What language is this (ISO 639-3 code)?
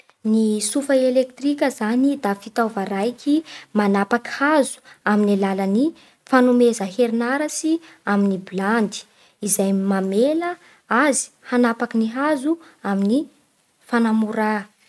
bhr